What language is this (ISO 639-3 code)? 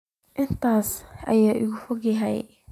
som